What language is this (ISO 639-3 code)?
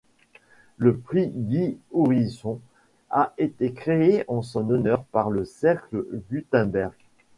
fra